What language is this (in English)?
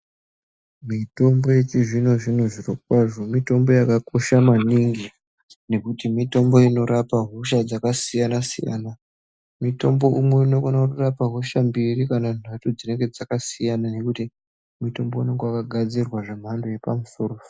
Ndau